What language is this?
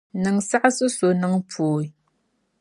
Dagbani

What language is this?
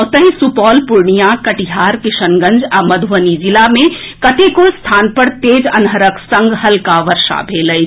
Maithili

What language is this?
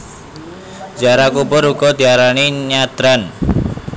Javanese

